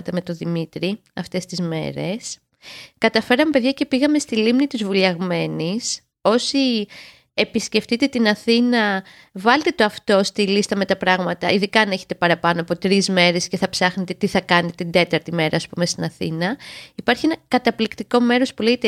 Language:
Greek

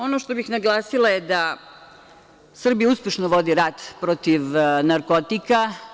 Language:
Serbian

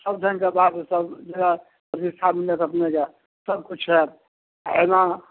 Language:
Maithili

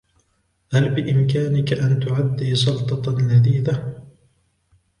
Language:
Arabic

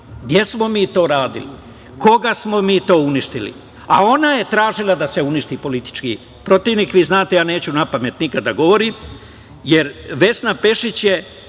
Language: Serbian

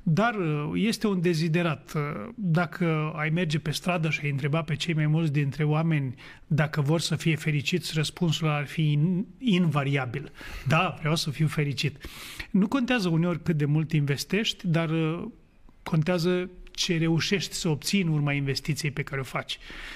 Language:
Romanian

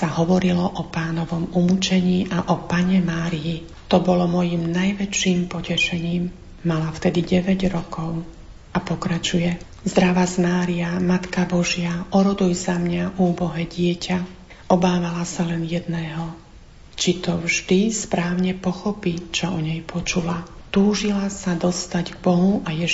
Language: Slovak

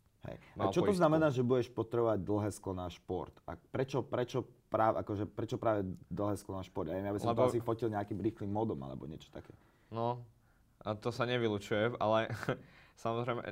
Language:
Slovak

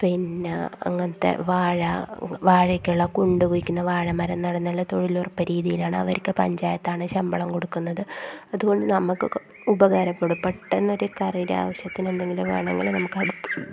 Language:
Malayalam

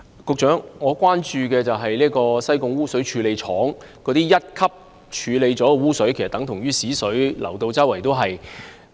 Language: Cantonese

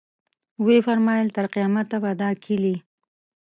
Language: Pashto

